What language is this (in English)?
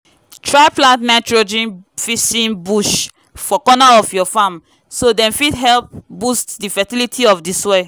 Nigerian Pidgin